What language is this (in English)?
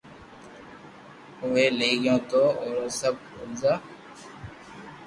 Loarki